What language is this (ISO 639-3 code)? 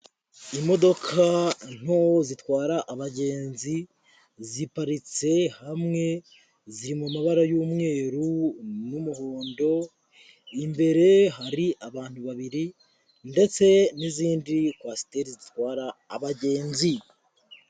kin